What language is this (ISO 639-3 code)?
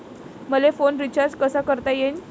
mar